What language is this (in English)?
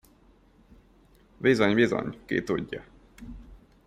Hungarian